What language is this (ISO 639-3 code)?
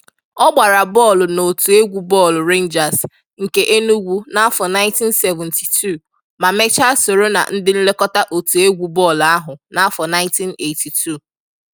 ibo